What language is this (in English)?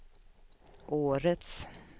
Swedish